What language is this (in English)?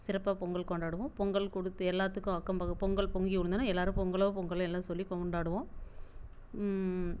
Tamil